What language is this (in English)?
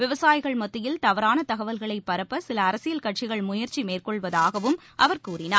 Tamil